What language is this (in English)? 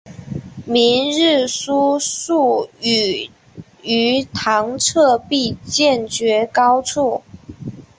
Chinese